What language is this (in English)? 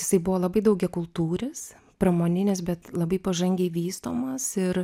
Lithuanian